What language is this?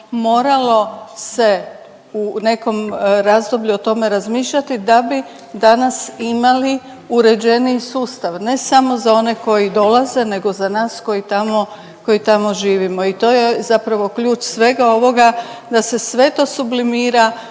Croatian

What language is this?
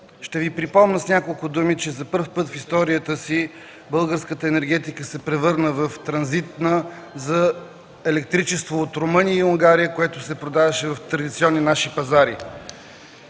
Bulgarian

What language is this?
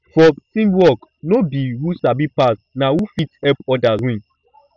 Nigerian Pidgin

